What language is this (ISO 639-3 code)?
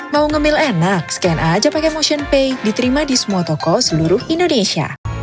ind